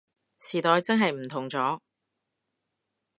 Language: Cantonese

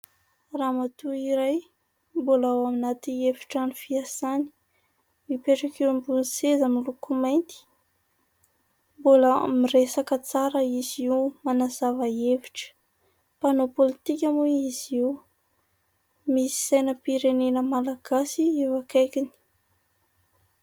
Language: Malagasy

